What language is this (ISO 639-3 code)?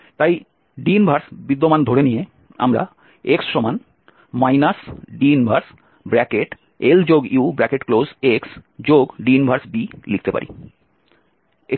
ben